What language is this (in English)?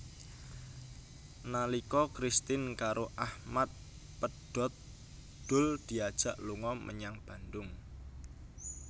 Javanese